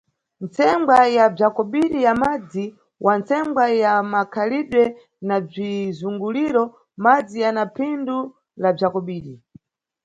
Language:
Nyungwe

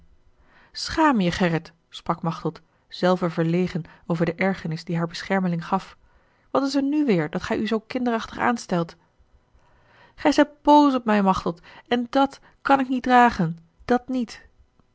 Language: Dutch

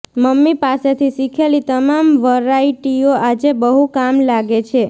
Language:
Gujarati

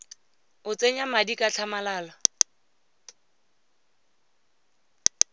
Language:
Tswana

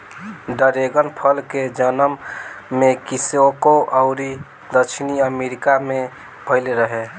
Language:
Bhojpuri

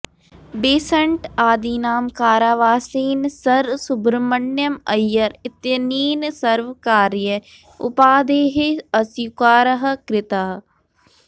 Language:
Sanskrit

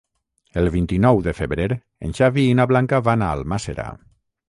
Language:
Catalan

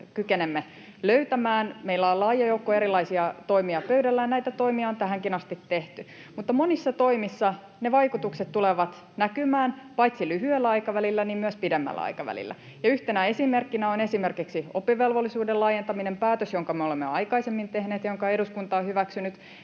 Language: Finnish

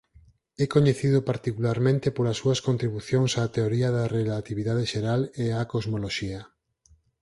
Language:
Galician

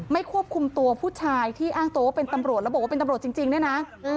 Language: Thai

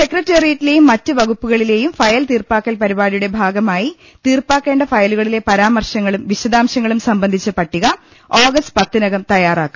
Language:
Malayalam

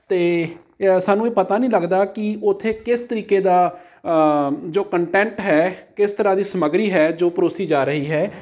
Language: Punjabi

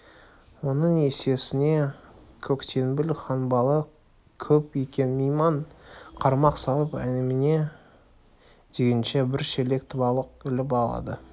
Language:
Kazakh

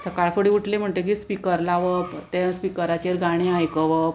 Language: Konkani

